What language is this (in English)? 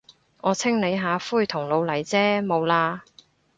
Cantonese